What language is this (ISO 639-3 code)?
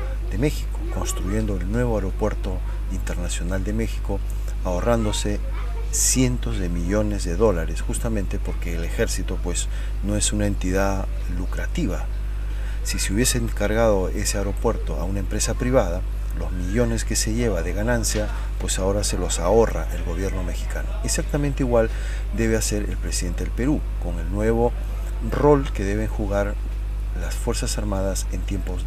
spa